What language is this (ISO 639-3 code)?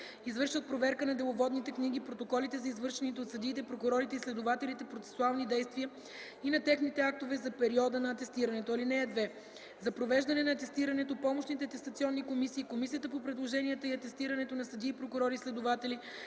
bul